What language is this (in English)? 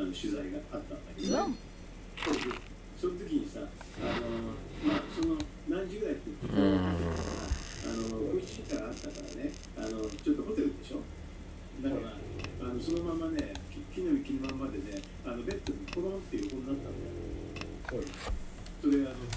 Japanese